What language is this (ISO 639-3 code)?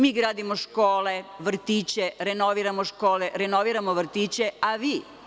srp